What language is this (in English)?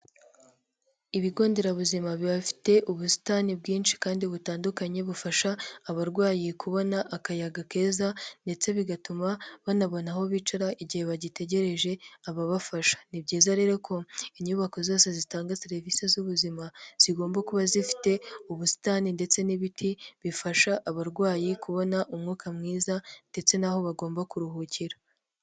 Kinyarwanda